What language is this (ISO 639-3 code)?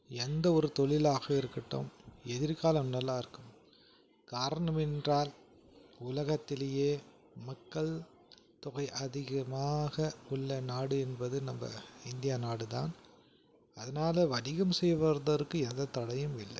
tam